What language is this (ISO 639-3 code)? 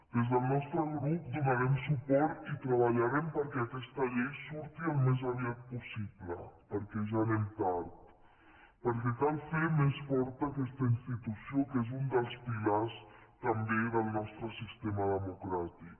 cat